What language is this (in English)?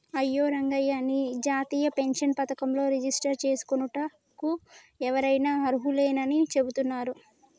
Telugu